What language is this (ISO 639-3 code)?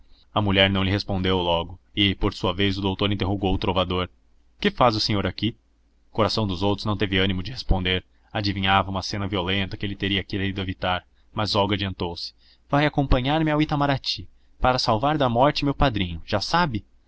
por